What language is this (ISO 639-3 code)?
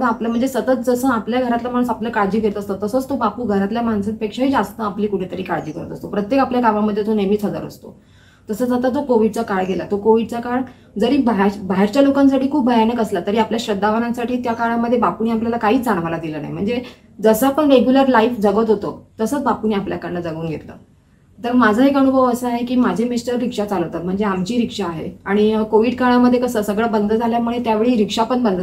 mar